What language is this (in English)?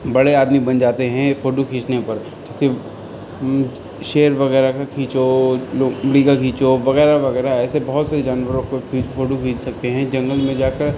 Urdu